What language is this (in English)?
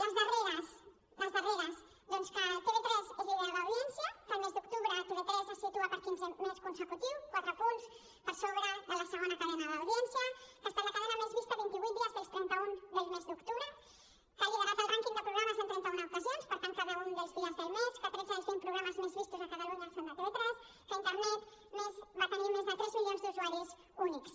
Catalan